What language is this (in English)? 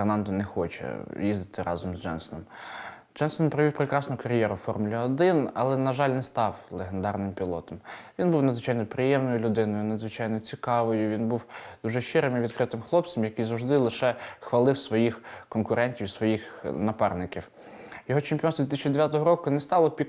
Ukrainian